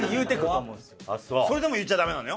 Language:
Japanese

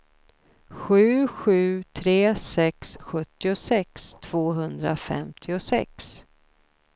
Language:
Swedish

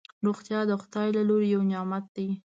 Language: Pashto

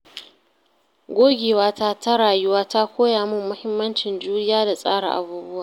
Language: Hausa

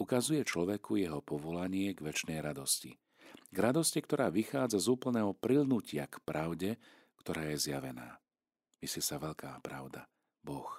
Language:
Slovak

